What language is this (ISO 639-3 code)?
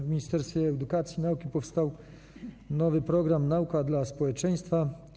pol